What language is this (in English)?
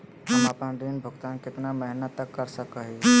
Magahi